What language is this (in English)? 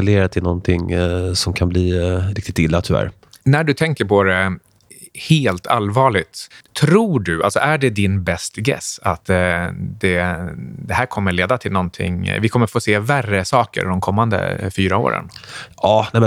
Swedish